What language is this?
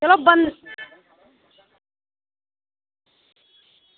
Dogri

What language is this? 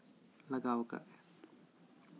Santali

